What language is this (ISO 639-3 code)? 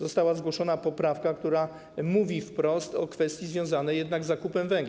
pol